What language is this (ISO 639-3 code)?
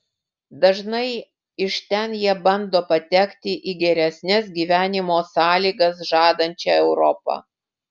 lit